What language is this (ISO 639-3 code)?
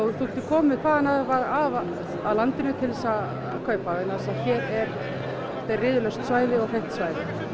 isl